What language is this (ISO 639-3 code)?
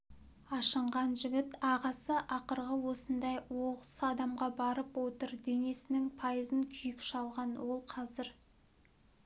kaz